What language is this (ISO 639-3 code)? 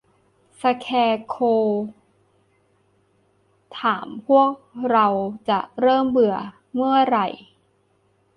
tha